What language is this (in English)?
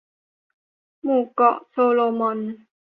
Thai